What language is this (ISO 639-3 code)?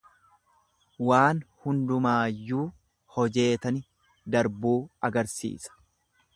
orm